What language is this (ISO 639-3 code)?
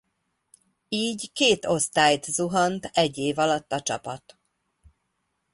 hun